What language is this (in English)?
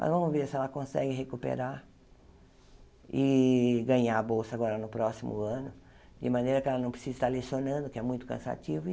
Portuguese